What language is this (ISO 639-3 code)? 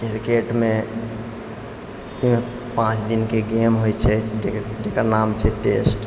mai